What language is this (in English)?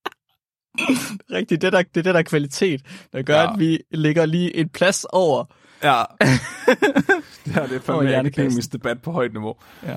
Danish